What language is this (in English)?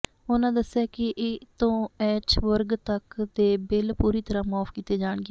Punjabi